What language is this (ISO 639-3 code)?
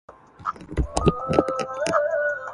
urd